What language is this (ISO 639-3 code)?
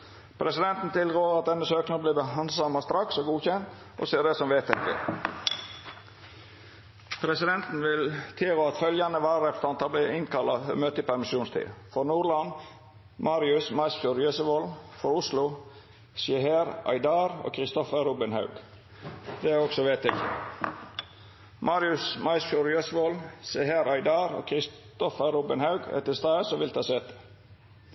nno